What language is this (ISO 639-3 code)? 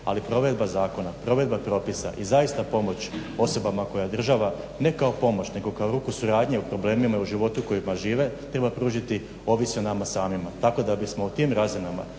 hrv